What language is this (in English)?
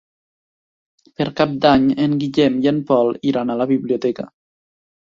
Catalan